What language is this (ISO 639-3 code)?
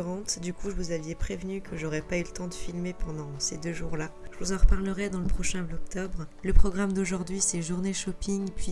fra